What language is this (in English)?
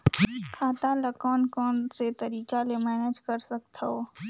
Chhattisgarhi